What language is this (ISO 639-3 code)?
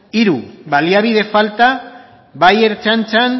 eus